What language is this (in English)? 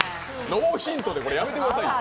Japanese